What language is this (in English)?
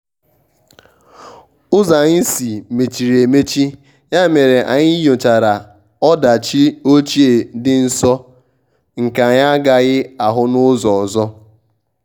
Igbo